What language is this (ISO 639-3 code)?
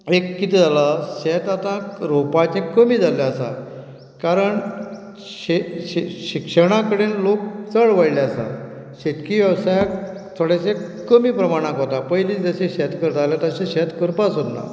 kok